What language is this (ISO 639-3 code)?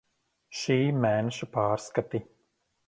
lav